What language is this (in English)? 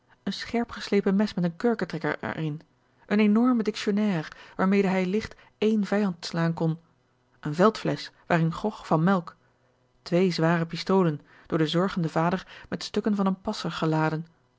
Dutch